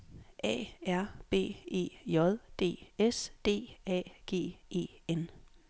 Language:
Danish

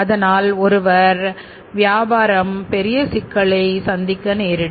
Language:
Tamil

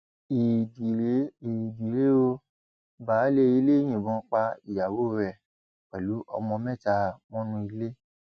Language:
Yoruba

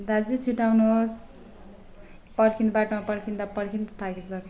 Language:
Nepali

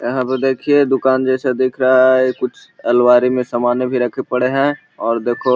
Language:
Magahi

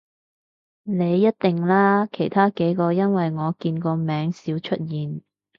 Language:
Cantonese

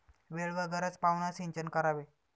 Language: Marathi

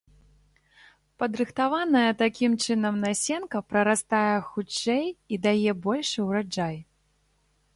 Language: Belarusian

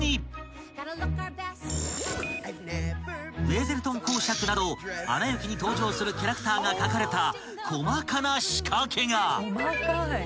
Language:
Japanese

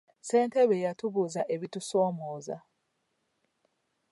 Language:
Ganda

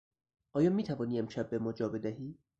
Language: Persian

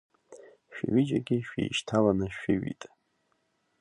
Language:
Abkhazian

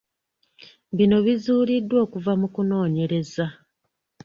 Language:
Ganda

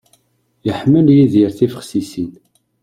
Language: Kabyle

